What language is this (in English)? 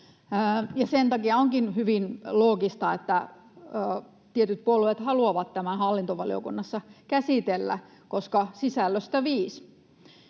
Finnish